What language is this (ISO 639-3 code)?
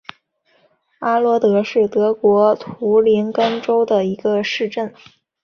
zho